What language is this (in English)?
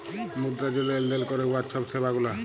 Bangla